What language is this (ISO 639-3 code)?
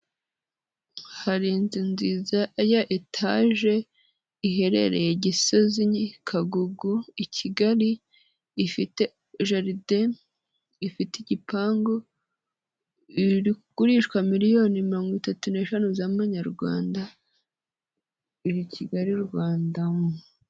kin